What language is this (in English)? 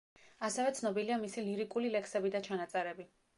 Georgian